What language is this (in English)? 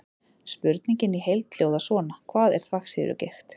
Icelandic